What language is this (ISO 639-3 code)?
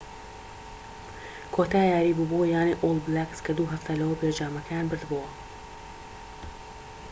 ckb